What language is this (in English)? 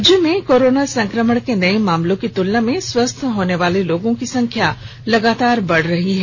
Hindi